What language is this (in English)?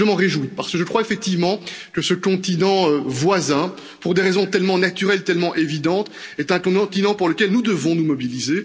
French